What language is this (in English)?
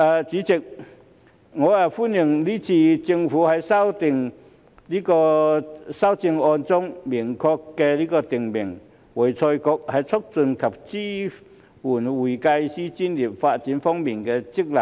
Cantonese